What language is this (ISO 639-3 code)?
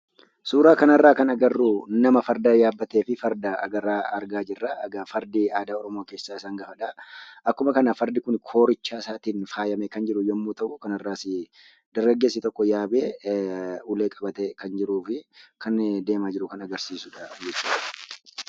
orm